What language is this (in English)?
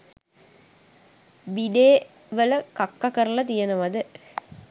Sinhala